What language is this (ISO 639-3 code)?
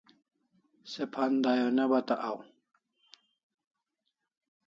kls